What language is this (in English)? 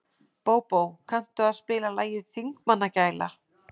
Icelandic